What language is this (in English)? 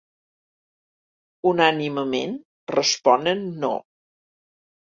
Catalan